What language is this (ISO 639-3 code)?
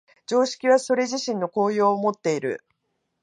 jpn